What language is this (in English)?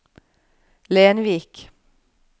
Norwegian